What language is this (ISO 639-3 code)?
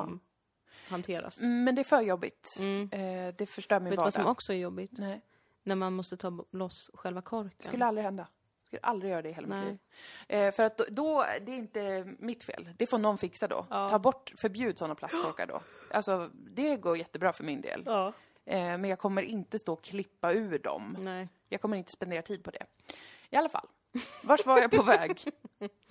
swe